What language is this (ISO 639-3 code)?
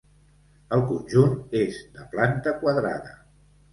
cat